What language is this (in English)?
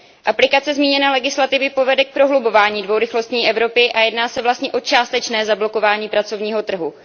Czech